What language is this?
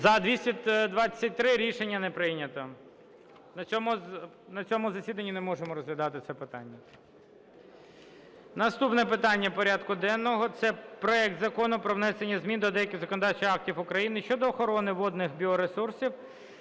Ukrainian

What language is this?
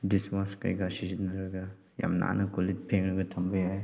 Manipuri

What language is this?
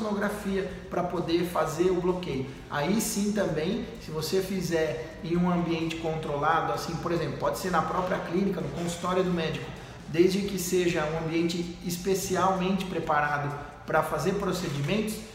Portuguese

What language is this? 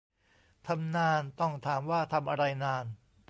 Thai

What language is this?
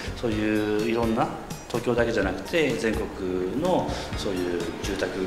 Japanese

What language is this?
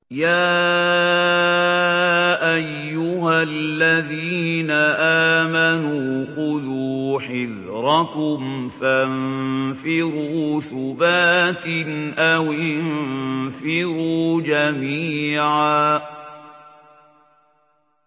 Arabic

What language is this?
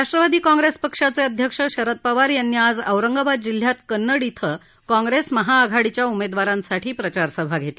Marathi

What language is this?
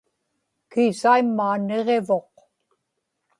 Inupiaq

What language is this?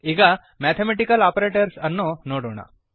Kannada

